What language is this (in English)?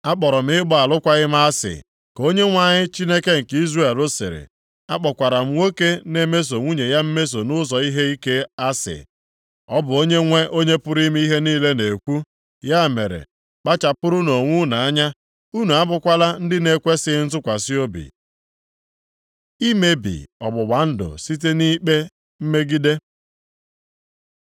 Igbo